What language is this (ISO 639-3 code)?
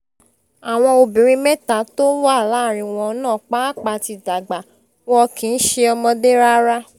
yor